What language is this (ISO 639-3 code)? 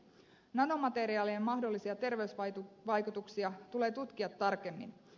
fin